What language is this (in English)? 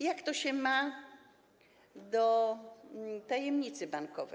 Polish